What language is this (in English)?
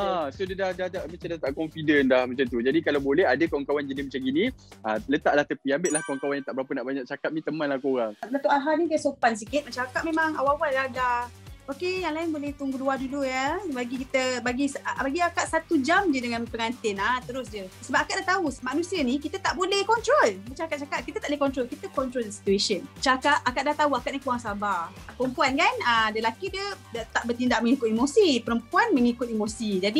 Malay